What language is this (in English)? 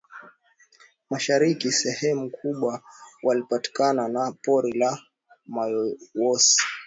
Swahili